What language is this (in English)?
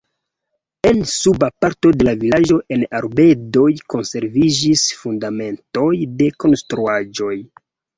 Esperanto